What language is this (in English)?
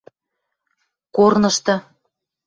Western Mari